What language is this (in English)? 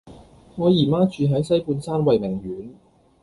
Cantonese